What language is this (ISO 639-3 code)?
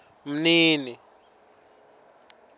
ssw